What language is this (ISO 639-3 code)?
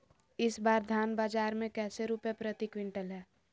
mag